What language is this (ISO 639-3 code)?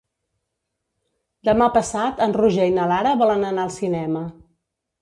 cat